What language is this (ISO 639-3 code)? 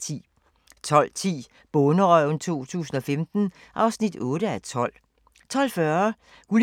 dan